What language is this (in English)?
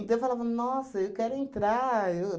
Portuguese